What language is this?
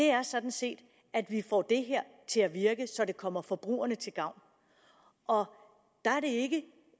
Danish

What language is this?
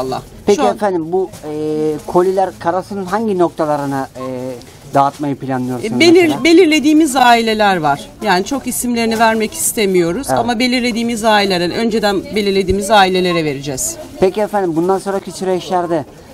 Turkish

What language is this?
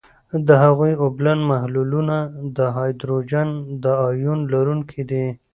Pashto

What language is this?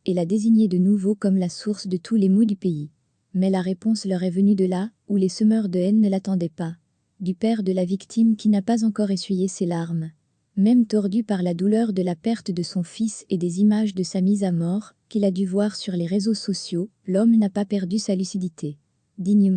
French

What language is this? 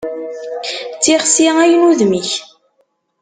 Kabyle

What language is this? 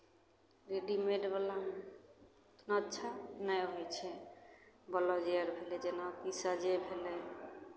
Maithili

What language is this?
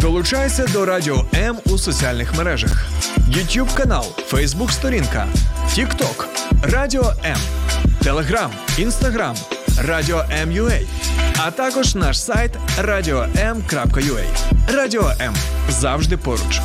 Ukrainian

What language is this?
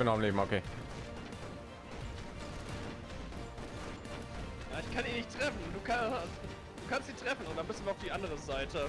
German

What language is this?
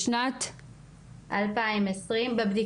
Hebrew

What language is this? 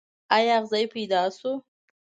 Pashto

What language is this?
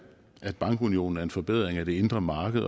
Danish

